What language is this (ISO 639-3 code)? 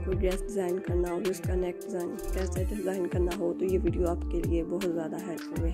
hin